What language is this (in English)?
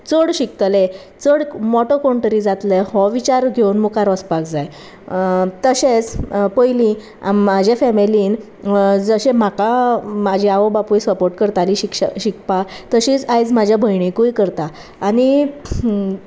Konkani